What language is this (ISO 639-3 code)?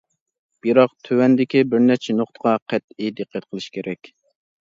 uig